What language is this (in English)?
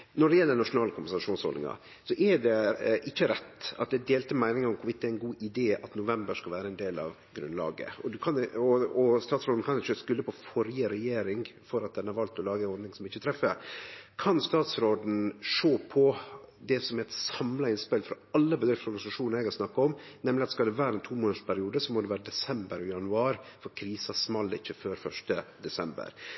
Norwegian Nynorsk